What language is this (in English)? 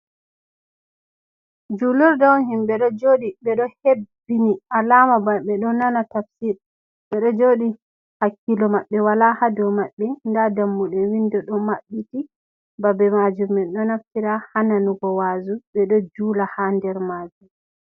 Fula